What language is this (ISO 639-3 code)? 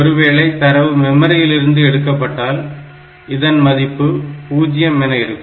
tam